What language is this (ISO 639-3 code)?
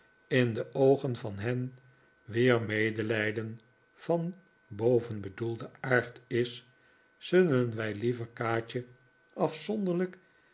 nld